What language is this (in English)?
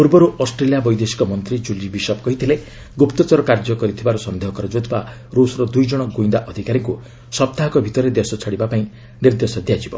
Odia